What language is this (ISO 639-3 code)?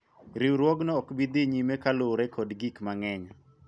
luo